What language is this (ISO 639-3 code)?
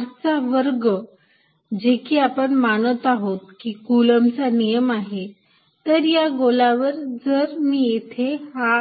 mar